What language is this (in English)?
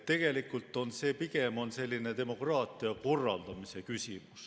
Estonian